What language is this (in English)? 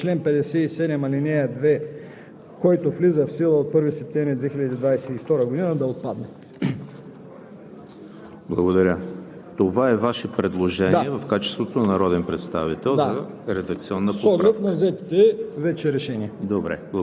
Bulgarian